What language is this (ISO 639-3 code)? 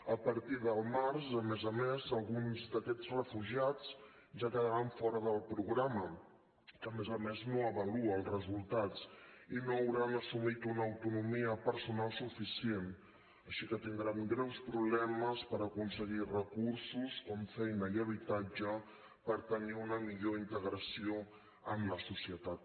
cat